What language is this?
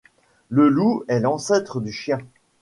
French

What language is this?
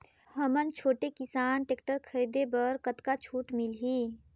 Chhattisgarhi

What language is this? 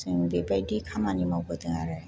Bodo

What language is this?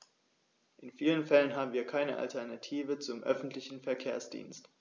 German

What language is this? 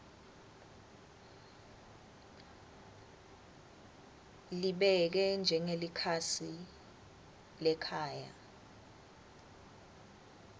Swati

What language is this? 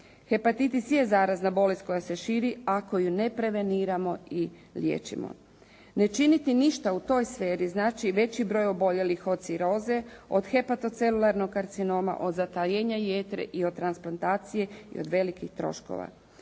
Croatian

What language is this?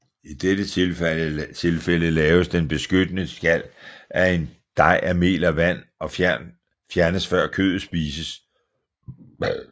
Danish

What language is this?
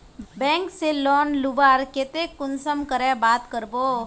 Magahi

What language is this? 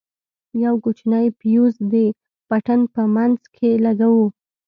Pashto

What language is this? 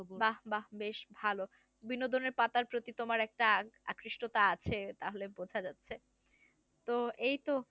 Bangla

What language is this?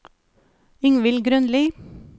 Norwegian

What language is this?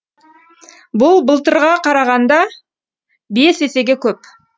Kazakh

